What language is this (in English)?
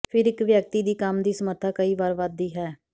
Punjabi